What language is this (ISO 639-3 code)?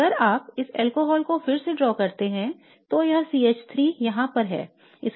hin